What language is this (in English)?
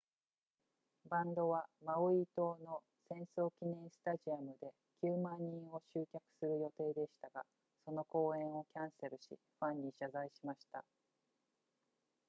Japanese